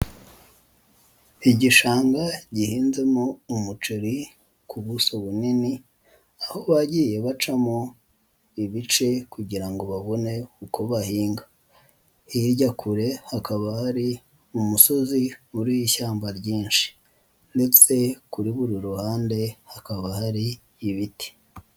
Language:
Kinyarwanda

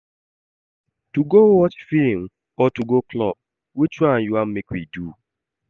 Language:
Nigerian Pidgin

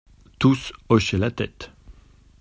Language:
French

